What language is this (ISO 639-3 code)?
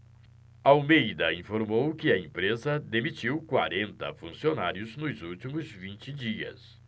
por